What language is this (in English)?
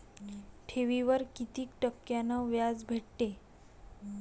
Marathi